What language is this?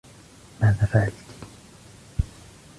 Arabic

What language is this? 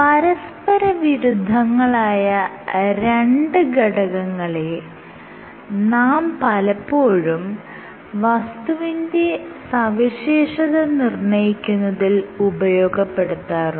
Malayalam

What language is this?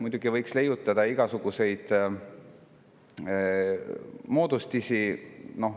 Estonian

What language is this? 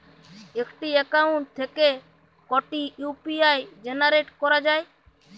Bangla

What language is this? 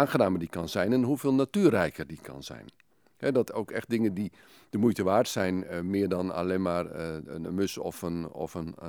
Dutch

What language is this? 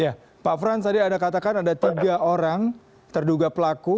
Indonesian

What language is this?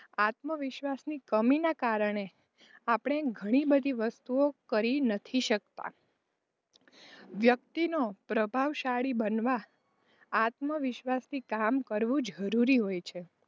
Gujarati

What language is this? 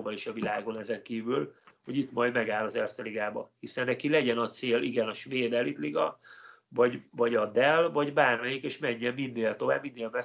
Hungarian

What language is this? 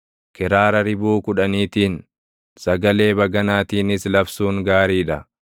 Oromo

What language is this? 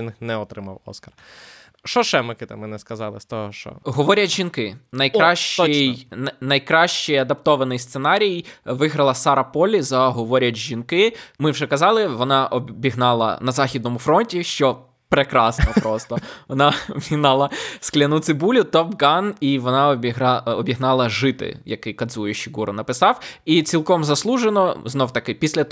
Ukrainian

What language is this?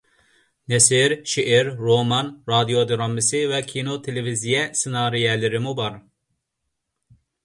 Uyghur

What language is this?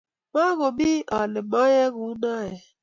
Kalenjin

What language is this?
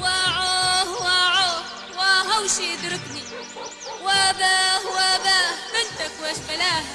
Arabic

